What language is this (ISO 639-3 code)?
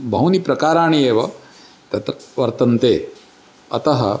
san